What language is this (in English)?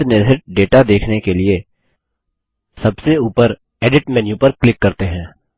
Hindi